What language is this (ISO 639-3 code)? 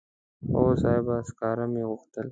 pus